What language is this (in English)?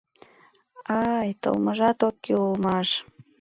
Mari